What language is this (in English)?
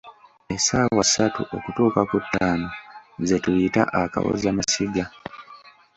Ganda